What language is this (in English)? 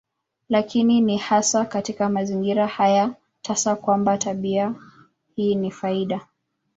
Swahili